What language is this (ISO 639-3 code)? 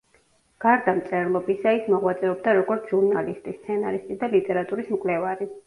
kat